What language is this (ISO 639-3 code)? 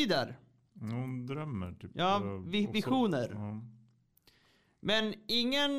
swe